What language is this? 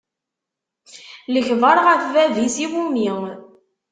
Kabyle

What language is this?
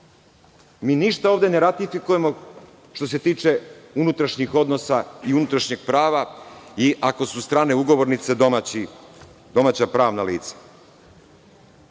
Serbian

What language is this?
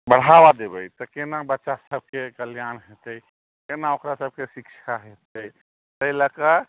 Maithili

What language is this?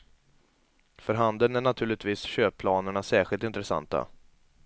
Swedish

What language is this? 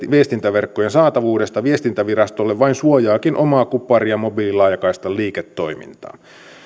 Finnish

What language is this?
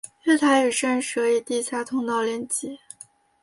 Chinese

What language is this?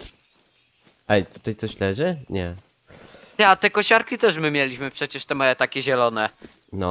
Polish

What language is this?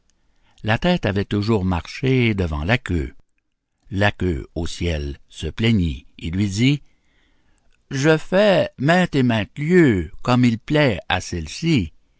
French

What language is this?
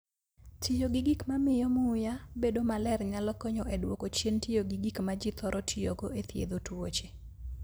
Luo (Kenya and Tanzania)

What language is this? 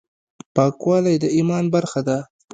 Pashto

